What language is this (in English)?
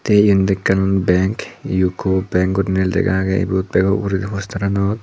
Chakma